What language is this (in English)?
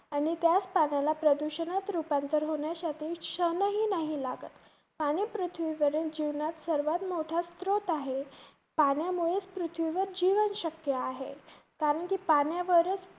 Marathi